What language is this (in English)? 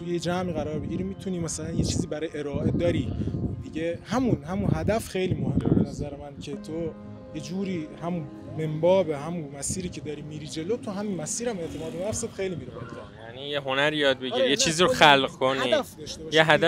Persian